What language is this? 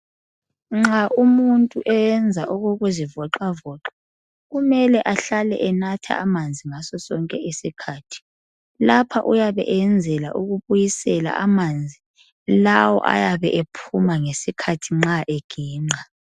North Ndebele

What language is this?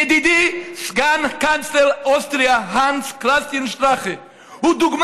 Hebrew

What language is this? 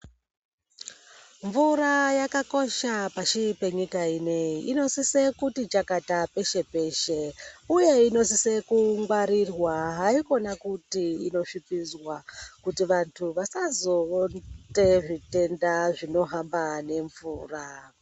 Ndau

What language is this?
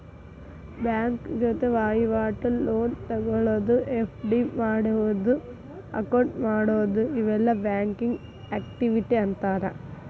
Kannada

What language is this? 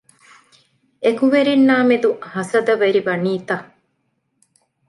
Divehi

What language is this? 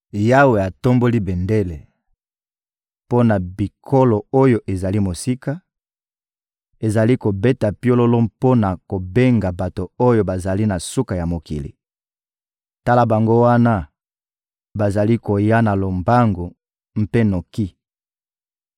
Lingala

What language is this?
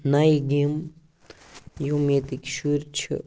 Kashmiri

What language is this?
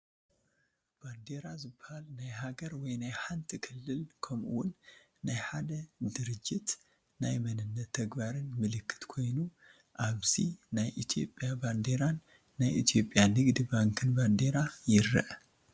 Tigrinya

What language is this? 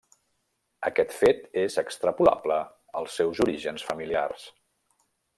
Catalan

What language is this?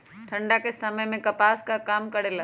Magahi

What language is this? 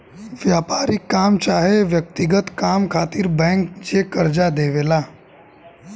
Bhojpuri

